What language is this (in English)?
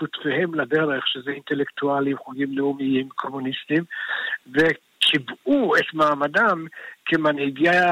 Hebrew